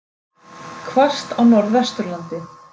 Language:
Icelandic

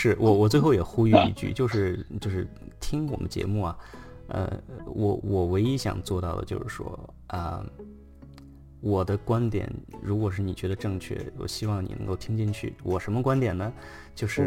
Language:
Chinese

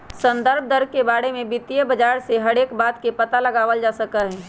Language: Magahi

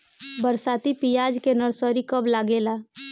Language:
Bhojpuri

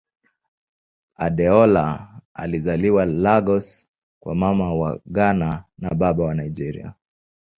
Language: Swahili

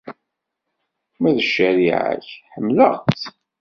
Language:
Kabyle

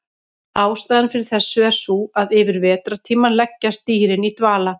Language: Icelandic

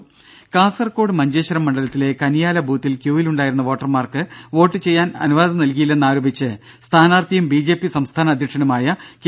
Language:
Malayalam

